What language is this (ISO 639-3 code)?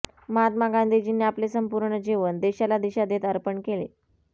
mar